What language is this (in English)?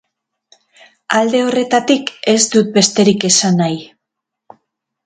Basque